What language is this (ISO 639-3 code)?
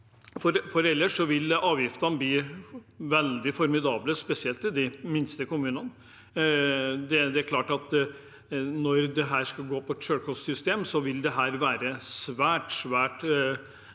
nor